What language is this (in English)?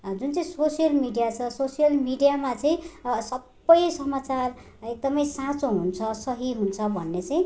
Nepali